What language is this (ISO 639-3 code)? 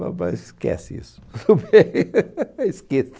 por